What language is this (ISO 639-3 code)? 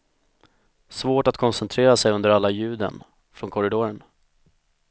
swe